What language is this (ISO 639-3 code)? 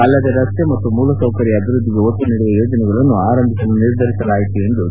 kan